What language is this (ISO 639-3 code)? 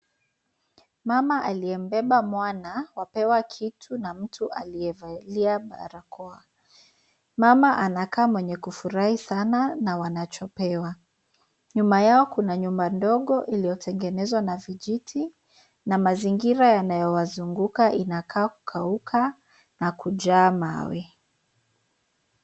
swa